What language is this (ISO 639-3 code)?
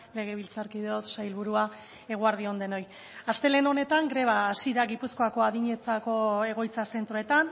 eus